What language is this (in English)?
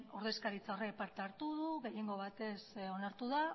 Basque